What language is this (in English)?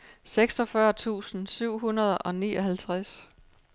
Danish